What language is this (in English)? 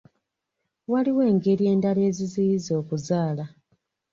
Ganda